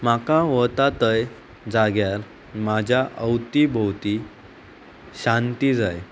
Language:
Konkani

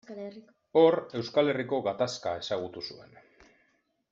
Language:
Basque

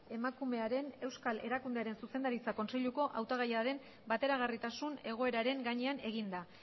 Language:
Basque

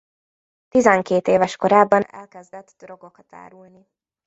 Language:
Hungarian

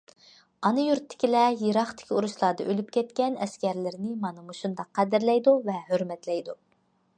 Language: Uyghur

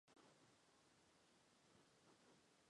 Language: Chinese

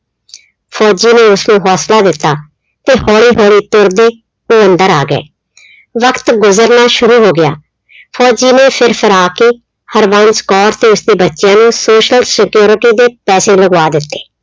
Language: Punjabi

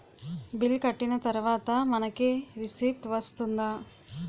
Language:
Telugu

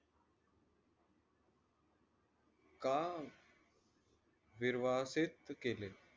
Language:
Marathi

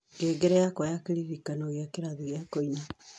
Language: Kikuyu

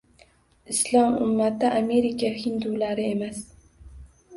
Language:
Uzbek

